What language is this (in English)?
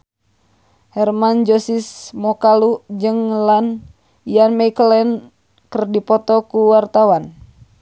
Sundanese